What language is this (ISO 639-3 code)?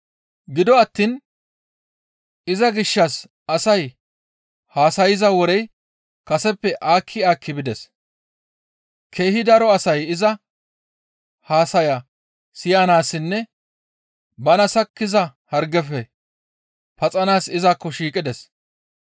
gmv